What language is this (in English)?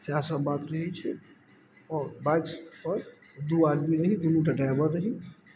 Maithili